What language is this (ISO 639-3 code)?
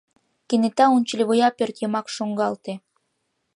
chm